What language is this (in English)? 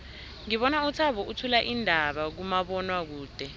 South Ndebele